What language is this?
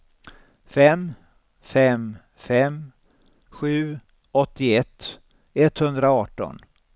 Swedish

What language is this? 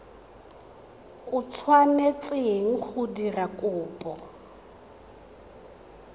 Tswana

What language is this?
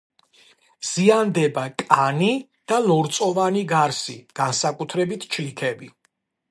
Georgian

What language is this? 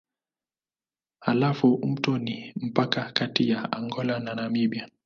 Swahili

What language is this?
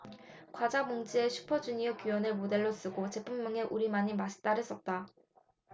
Korean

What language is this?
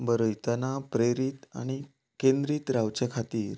Konkani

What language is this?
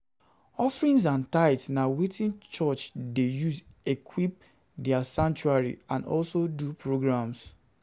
Nigerian Pidgin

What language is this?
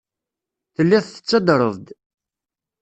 Kabyle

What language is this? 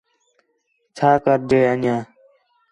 Khetrani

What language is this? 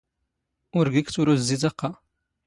Standard Moroccan Tamazight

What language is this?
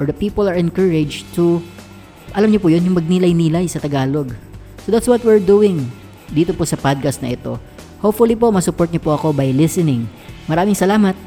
Filipino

